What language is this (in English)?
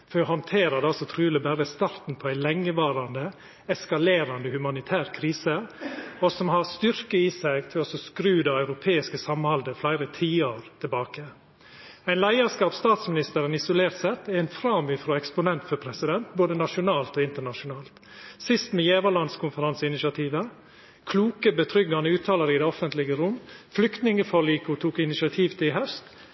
Norwegian Nynorsk